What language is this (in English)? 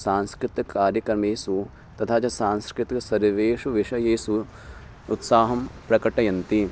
Sanskrit